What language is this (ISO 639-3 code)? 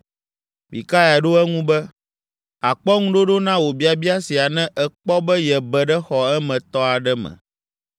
ewe